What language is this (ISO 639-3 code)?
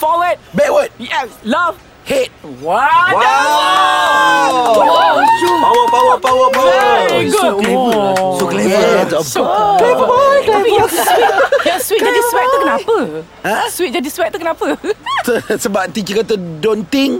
msa